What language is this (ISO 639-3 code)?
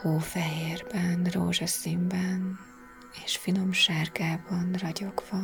hun